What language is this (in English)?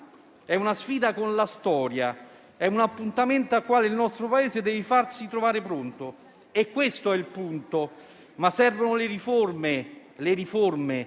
Italian